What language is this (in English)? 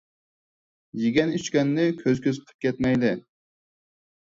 Uyghur